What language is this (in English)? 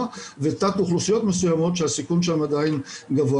Hebrew